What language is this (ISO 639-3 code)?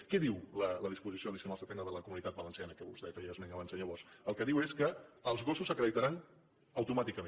cat